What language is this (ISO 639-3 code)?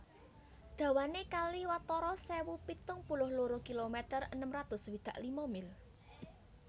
jav